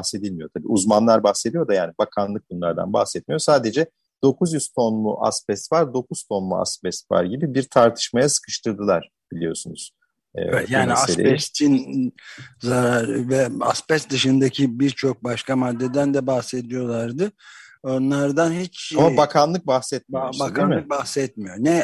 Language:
Turkish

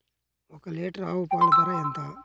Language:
Telugu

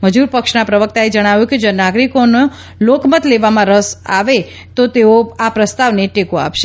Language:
Gujarati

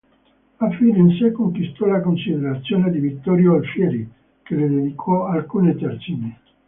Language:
Italian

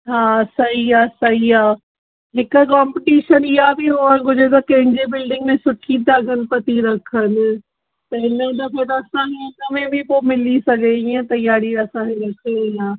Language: Sindhi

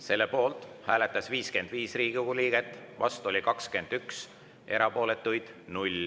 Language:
Estonian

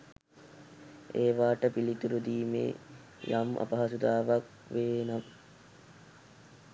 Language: Sinhala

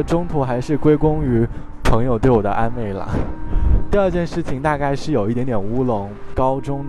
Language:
Chinese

